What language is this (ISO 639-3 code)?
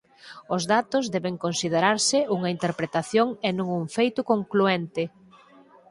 glg